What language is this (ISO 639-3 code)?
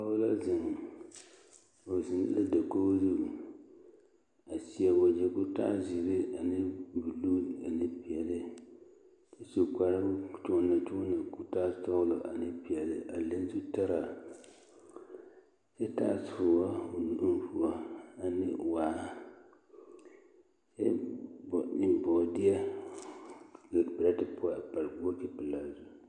dga